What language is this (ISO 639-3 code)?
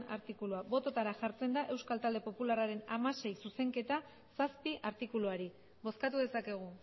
eus